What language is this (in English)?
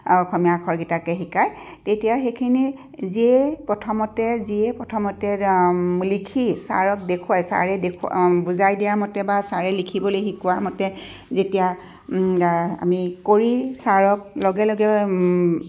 Assamese